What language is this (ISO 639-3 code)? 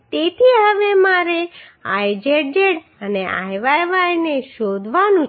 guj